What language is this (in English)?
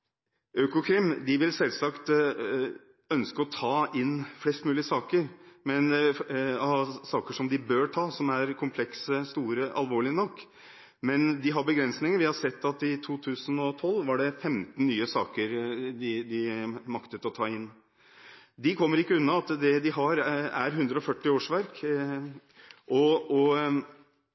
Norwegian Bokmål